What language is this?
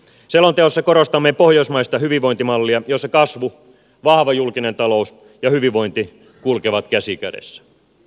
Finnish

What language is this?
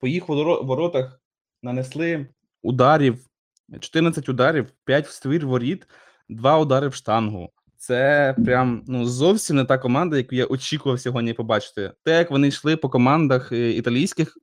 Ukrainian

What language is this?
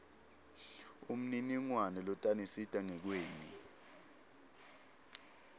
Swati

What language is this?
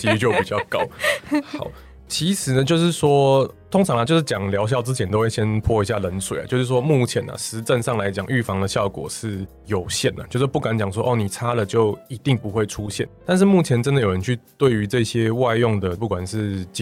Chinese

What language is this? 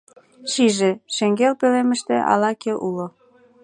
Mari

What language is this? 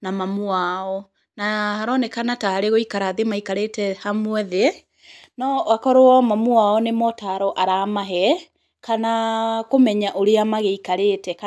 Kikuyu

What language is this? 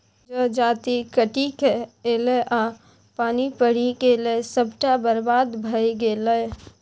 Maithili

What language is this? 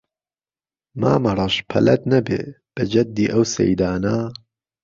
Central Kurdish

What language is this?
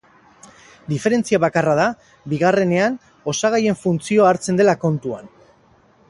Basque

